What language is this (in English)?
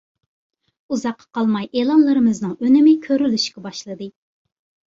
Uyghur